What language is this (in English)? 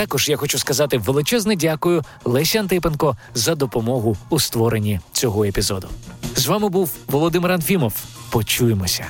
Ukrainian